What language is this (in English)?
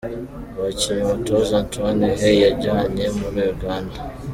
Kinyarwanda